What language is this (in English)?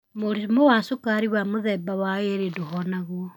Kikuyu